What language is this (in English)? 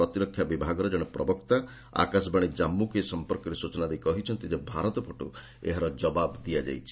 Odia